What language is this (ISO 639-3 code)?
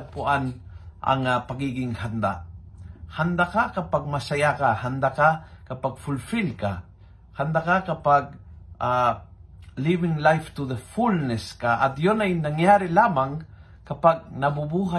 fil